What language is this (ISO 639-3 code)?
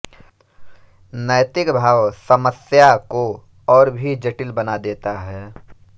hin